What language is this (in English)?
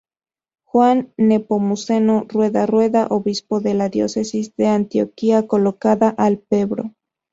Spanish